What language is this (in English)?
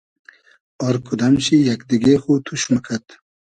Hazaragi